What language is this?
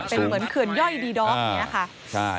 Thai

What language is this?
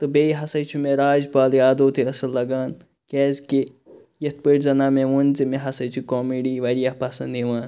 Kashmiri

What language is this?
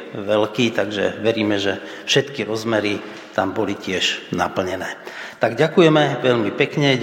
Slovak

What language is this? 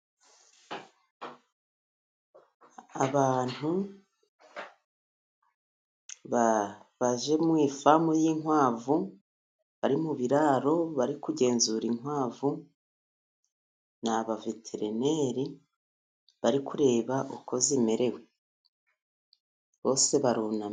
Kinyarwanda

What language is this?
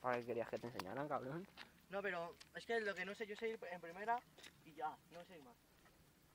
Spanish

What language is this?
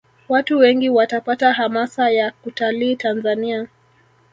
Swahili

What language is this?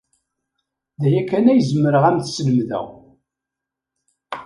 Kabyle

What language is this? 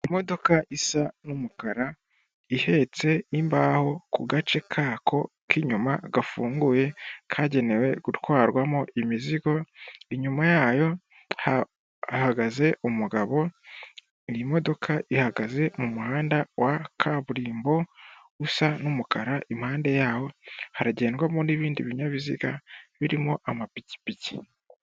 Kinyarwanda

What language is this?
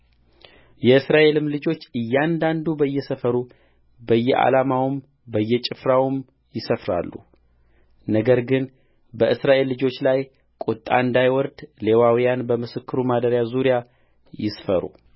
Amharic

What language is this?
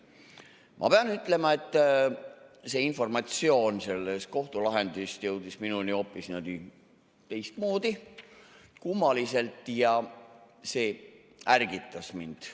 Estonian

